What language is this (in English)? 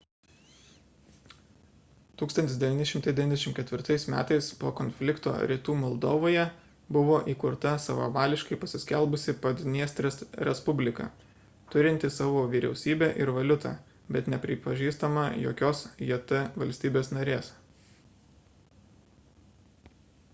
Lithuanian